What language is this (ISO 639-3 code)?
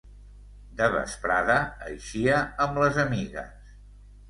cat